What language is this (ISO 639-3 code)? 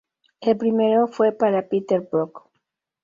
spa